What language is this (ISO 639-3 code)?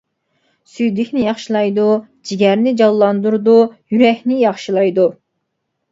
uig